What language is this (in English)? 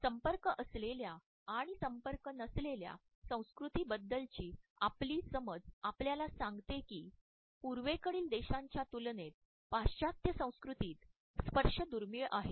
Marathi